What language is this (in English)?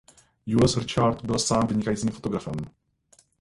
Czech